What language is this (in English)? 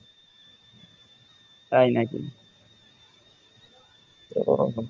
Bangla